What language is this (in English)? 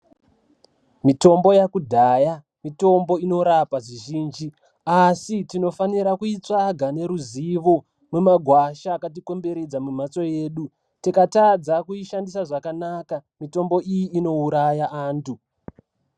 Ndau